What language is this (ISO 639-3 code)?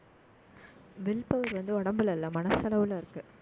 tam